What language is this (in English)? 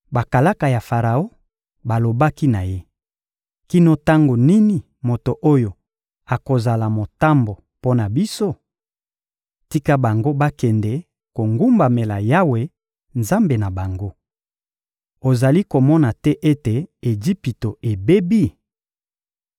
Lingala